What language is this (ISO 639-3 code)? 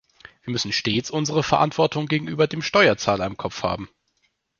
deu